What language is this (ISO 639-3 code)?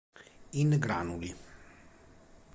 ita